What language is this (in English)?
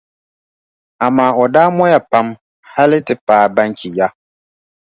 Dagbani